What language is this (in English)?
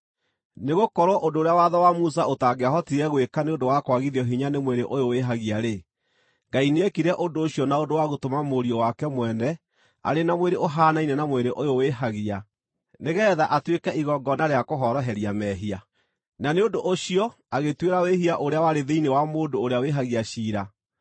Kikuyu